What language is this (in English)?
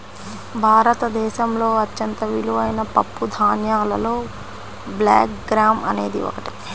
Telugu